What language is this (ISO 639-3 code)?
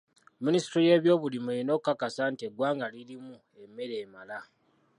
lug